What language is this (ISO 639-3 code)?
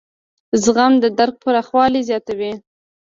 pus